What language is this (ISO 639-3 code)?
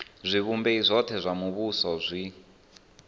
ven